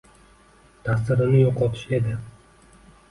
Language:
Uzbek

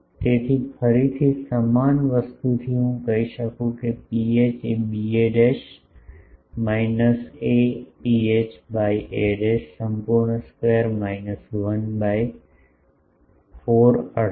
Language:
Gujarati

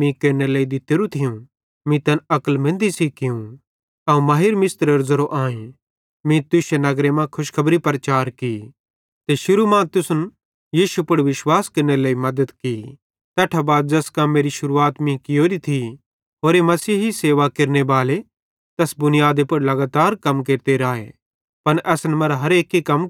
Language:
Bhadrawahi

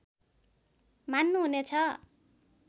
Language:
Nepali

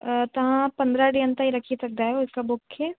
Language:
Sindhi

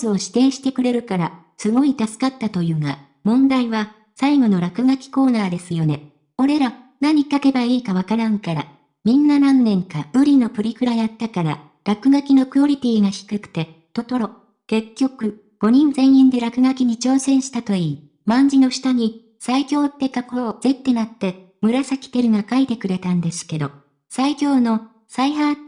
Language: Japanese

